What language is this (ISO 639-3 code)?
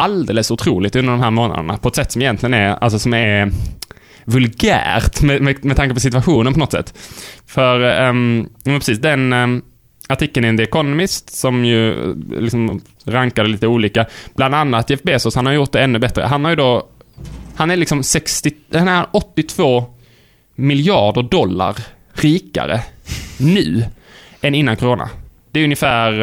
swe